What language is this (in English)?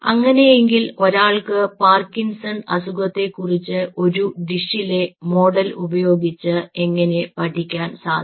Malayalam